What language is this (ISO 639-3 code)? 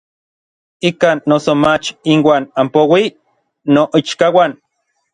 nlv